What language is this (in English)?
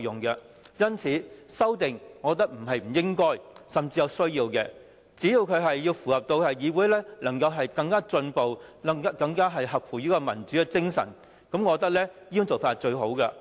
Cantonese